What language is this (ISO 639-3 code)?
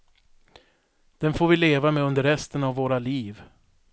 swe